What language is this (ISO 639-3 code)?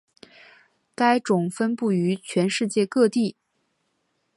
zho